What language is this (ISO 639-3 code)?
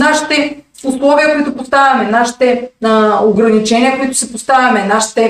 bul